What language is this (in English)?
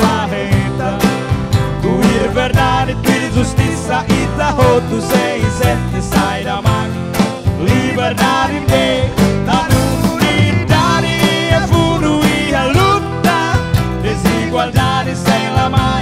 Italian